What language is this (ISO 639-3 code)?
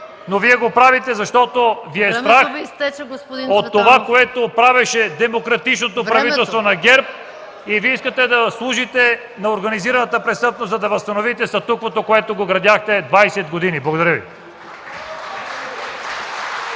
bul